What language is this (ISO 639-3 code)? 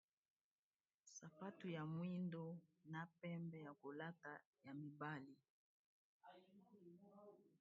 lin